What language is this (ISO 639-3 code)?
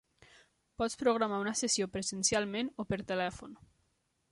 cat